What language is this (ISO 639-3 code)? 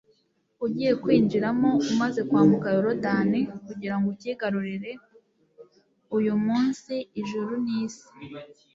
kin